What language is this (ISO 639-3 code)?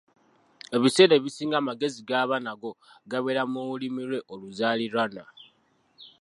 lug